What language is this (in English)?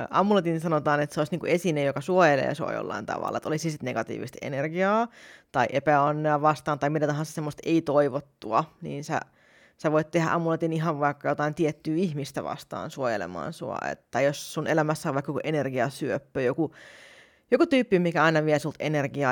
Finnish